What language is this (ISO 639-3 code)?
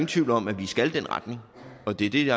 dan